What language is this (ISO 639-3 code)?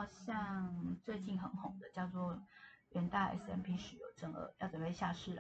zho